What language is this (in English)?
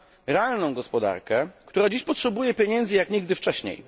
Polish